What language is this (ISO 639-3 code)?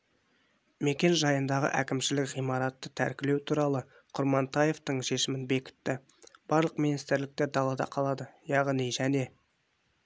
kaz